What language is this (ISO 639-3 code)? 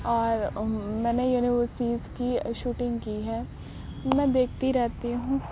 urd